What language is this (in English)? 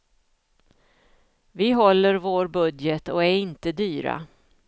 Swedish